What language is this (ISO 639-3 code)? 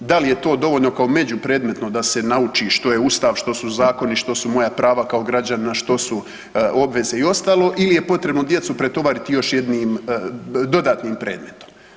hrv